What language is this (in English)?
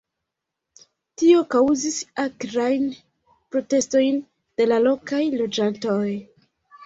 Esperanto